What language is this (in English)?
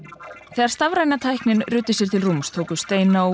Icelandic